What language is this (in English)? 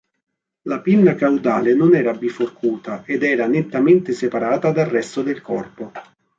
Italian